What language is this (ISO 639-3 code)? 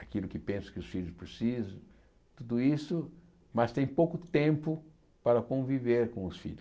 por